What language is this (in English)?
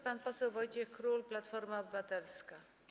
Polish